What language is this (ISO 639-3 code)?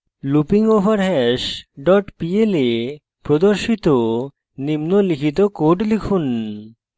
ben